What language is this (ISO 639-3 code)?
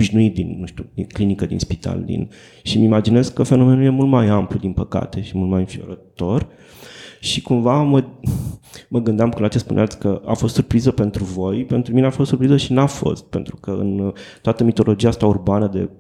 ron